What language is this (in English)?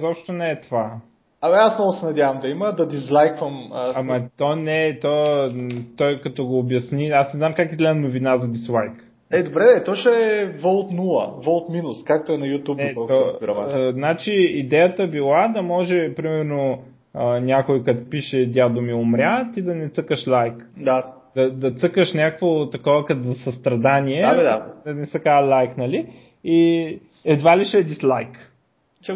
Bulgarian